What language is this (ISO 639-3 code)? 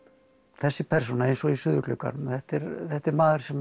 isl